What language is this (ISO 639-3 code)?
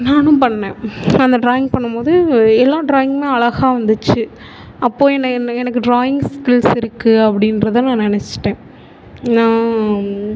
tam